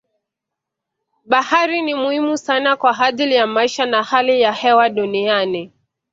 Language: Swahili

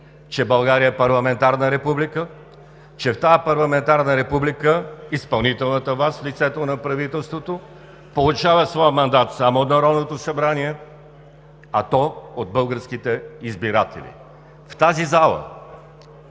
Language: Bulgarian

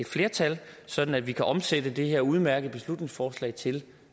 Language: Danish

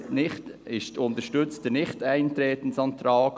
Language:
Swiss German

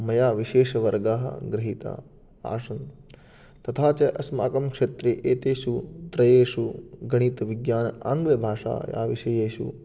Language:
Sanskrit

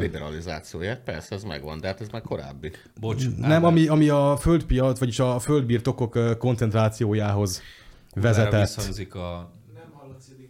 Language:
Hungarian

